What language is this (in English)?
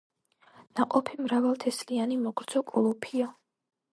Georgian